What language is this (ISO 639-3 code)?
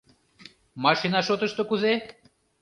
chm